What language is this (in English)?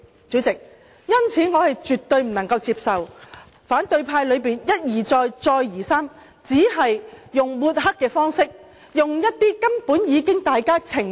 Cantonese